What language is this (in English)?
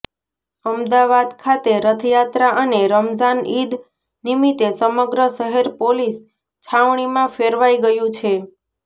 Gujarati